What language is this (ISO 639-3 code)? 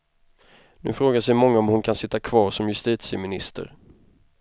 swe